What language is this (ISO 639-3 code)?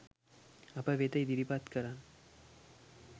sin